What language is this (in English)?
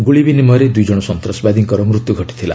Odia